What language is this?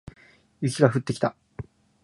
Japanese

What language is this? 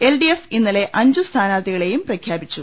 Malayalam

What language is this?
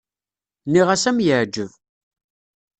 Kabyle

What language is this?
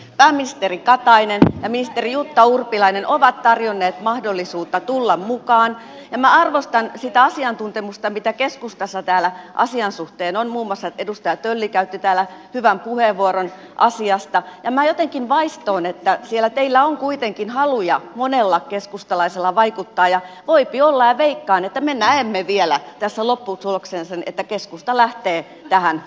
Finnish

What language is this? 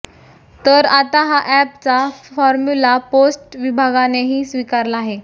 Marathi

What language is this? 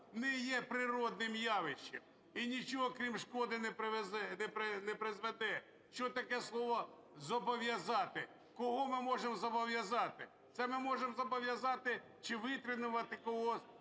Ukrainian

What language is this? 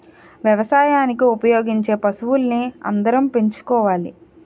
Telugu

